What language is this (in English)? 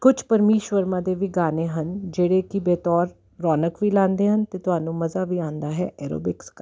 Punjabi